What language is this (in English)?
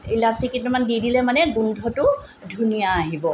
Assamese